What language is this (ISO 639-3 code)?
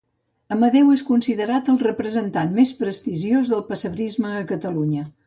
cat